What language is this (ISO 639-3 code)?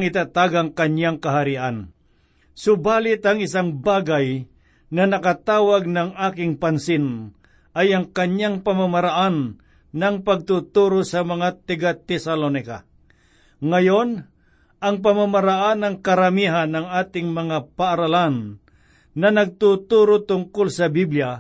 fil